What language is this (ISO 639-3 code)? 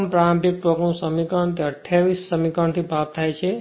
guj